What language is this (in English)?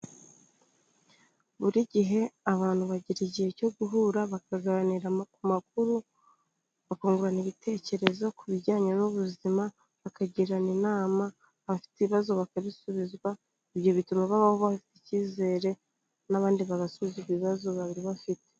Kinyarwanda